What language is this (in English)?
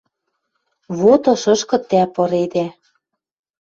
Western Mari